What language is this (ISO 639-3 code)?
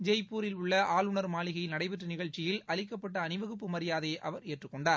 tam